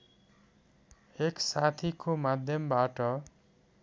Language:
Nepali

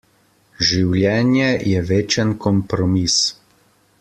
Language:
Slovenian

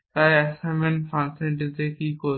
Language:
Bangla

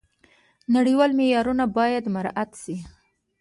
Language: Pashto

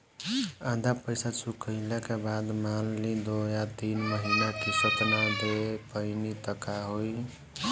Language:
Bhojpuri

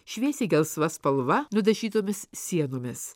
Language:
Lithuanian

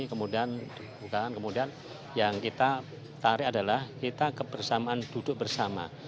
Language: Indonesian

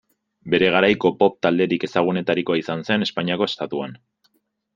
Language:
Basque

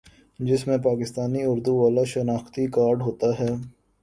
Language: Urdu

